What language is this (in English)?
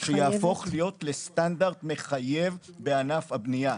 Hebrew